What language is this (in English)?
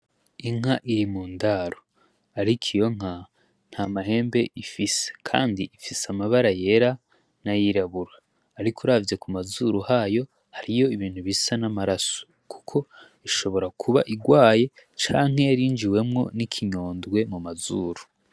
Rundi